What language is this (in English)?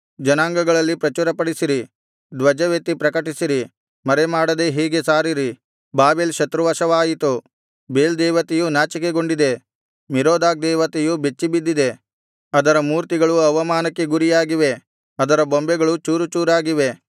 Kannada